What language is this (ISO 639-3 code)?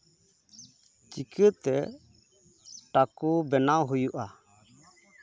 sat